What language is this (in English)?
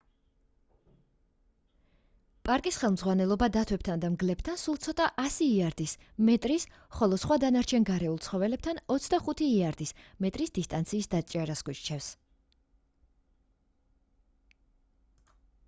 Georgian